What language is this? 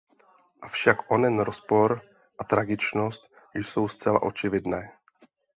Czech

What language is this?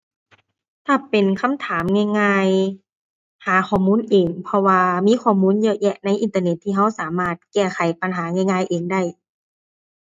Thai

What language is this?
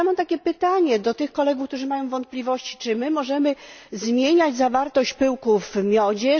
Polish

